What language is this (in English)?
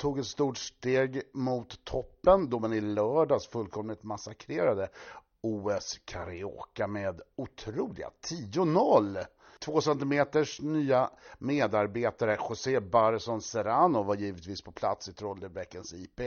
Swedish